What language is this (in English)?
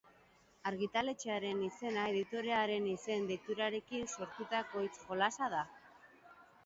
Basque